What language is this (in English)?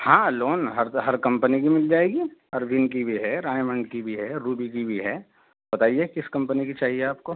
Urdu